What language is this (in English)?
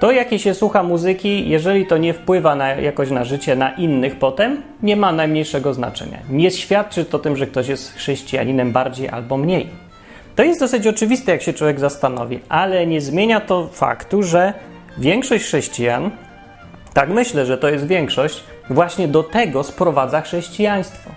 Polish